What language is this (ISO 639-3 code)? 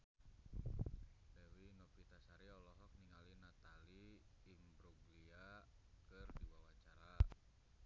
sun